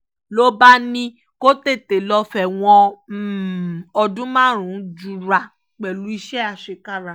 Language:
Yoruba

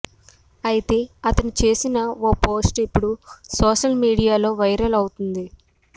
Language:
Telugu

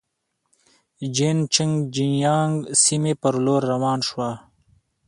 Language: Pashto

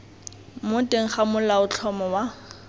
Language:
Tswana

